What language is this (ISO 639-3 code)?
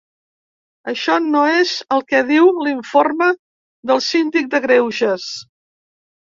cat